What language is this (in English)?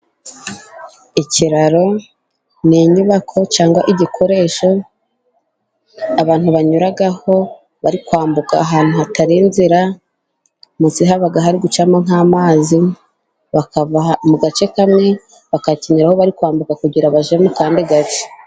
Kinyarwanda